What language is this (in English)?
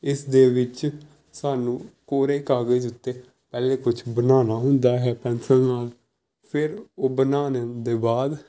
Punjabi